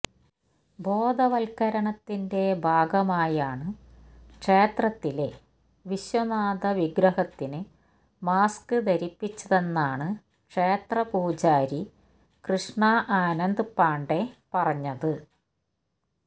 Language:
Malayalam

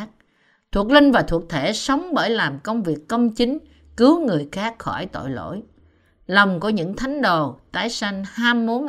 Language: Vietnamese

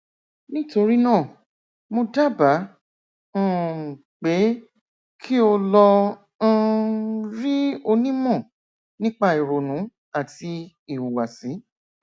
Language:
Yoruba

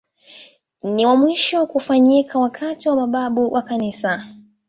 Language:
Swahili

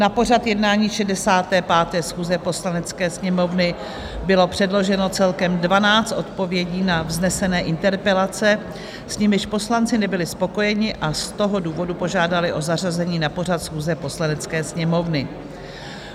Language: Czech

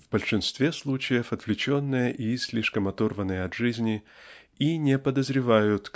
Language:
Russian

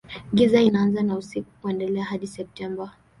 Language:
Swahili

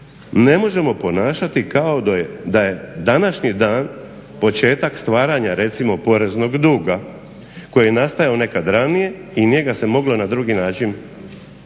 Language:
Croatian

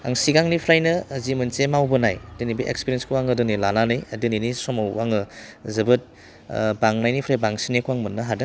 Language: Bodo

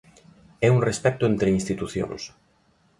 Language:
Galician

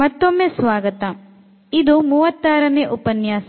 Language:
Kannada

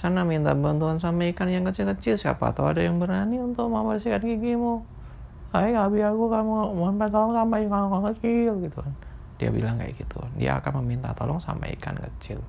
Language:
Indonesian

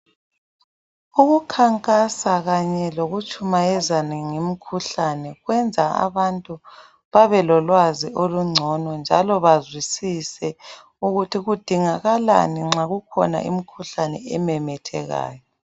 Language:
North Ndebele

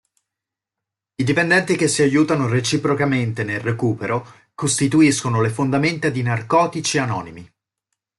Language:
Italian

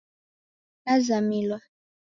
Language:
Taita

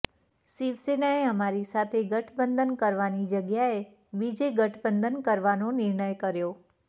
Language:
Gujarati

